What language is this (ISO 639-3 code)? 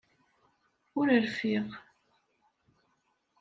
kab